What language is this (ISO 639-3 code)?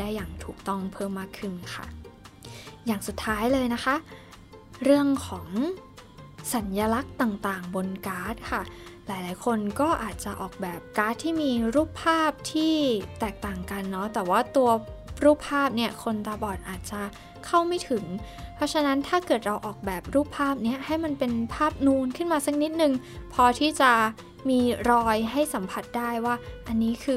tha